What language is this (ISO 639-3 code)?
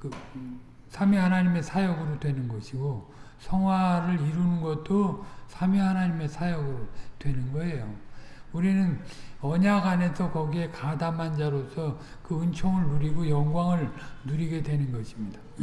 kor